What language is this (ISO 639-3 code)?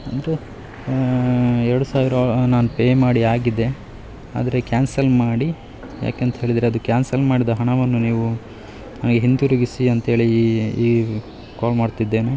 kan